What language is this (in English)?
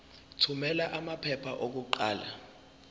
Zulu